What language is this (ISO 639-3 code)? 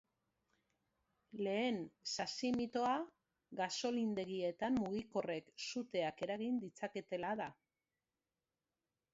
eus